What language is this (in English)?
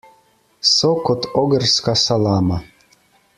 Slovenian